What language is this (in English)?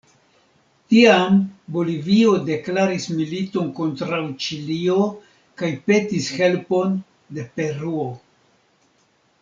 Esperanto